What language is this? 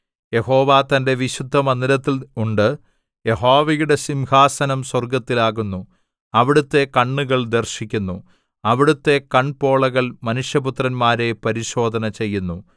Malayalam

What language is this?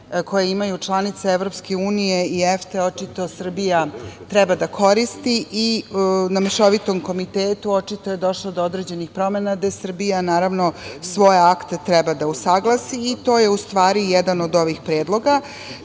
Serbian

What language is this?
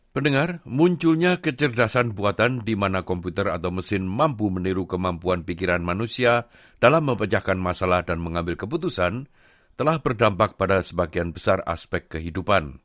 Indonesian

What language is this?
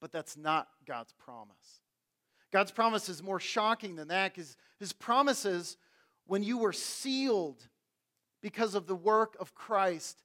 English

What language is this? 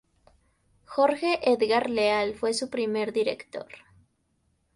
Spanish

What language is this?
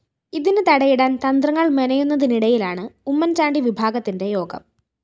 Malayalam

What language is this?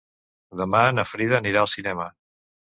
Catalan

